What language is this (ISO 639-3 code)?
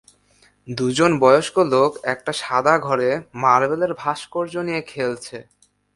ben